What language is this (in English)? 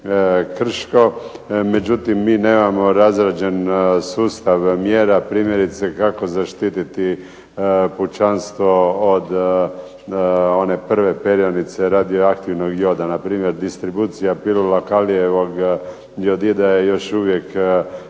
Croatian